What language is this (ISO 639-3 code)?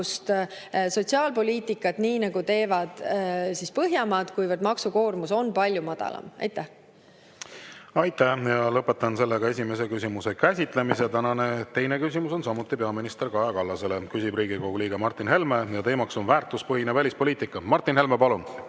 est